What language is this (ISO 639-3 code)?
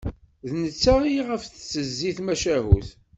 kab